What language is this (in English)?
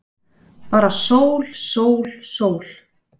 Icelandic